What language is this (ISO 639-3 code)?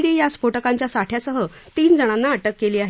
mar